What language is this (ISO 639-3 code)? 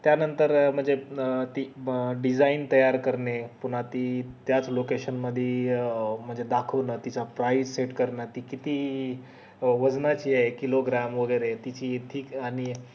mar